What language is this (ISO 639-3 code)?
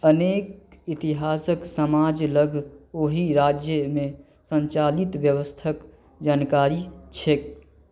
mai